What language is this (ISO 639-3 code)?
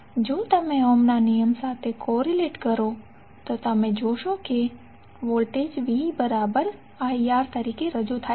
guj